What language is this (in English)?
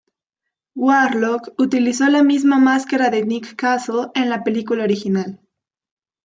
Spanish